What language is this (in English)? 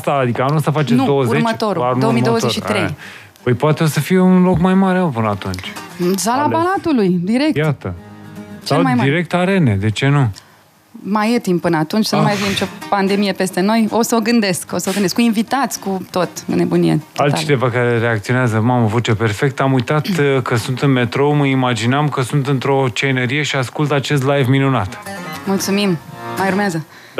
Romanian